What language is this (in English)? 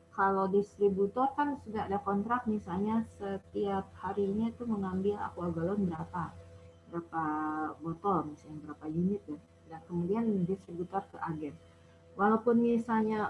Indonesian